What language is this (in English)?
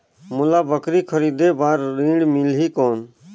Chhattisgarhi